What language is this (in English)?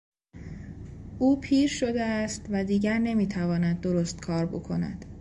Persian